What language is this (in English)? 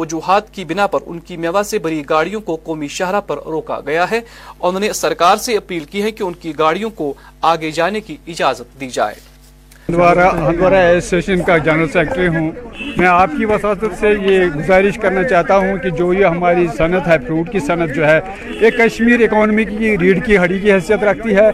Urdu